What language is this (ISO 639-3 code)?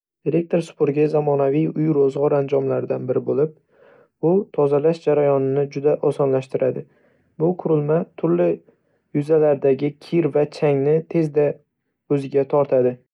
uzb